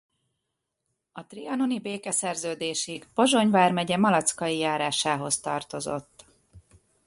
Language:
Hungarian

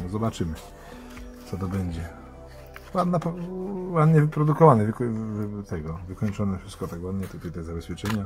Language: Polish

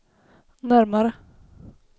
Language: Swedish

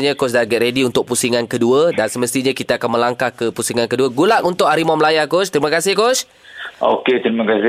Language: Malay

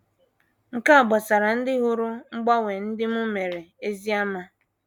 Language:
Igbo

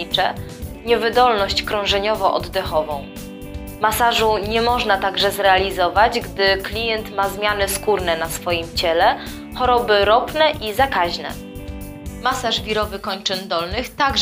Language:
Polish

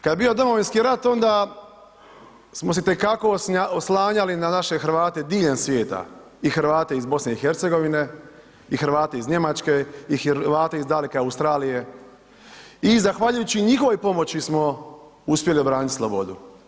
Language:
Croatian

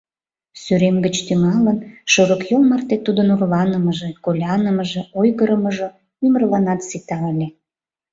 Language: Mari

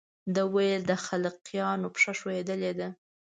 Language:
Pashto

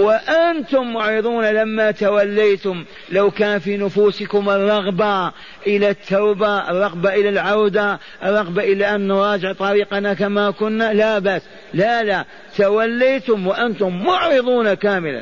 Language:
Arabic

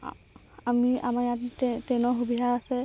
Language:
Assamese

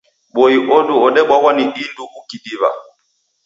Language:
Taita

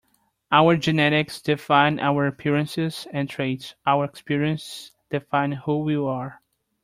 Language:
English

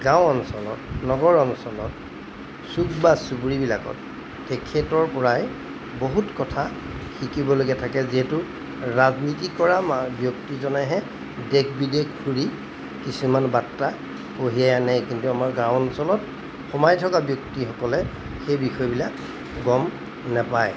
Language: Assamese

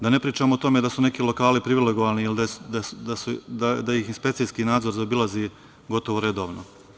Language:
Serbian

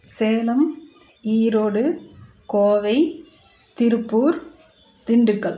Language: Tamil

